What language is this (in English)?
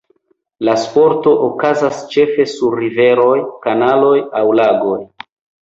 Esperanto